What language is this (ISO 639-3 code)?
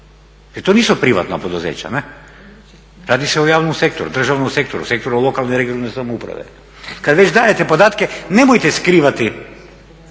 hrv